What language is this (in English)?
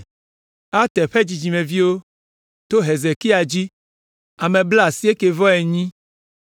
Ewe